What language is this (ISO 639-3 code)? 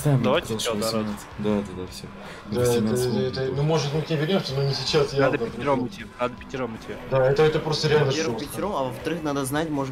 rus